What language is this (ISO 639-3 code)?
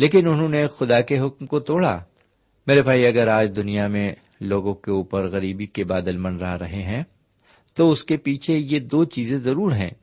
urd